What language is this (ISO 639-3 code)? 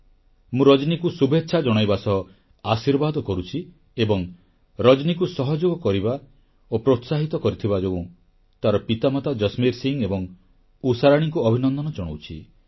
ori